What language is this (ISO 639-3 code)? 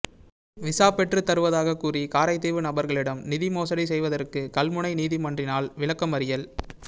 tam